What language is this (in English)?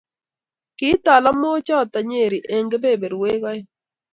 Kalenjin